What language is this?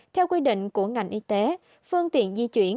Vietnamese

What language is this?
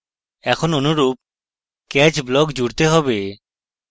Bangla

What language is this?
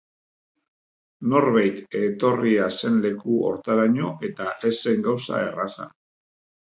Basque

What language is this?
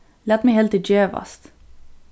Faroese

